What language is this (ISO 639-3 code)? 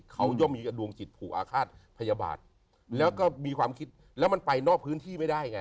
tha